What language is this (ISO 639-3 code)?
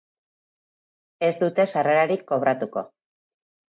eus